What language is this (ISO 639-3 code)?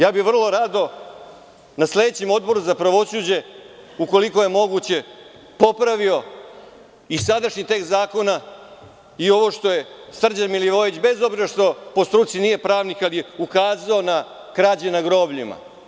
srp